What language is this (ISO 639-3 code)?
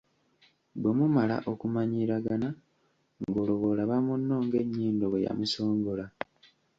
lug